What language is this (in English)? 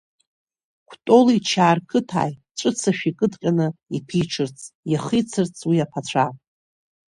Abkhazian